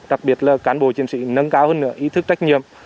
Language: Vietnamese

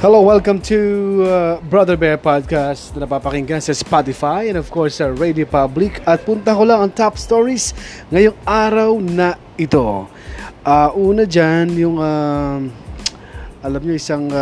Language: Filipino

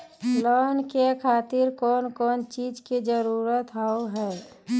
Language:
Maithili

